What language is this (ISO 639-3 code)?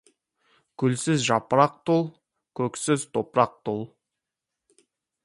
kaz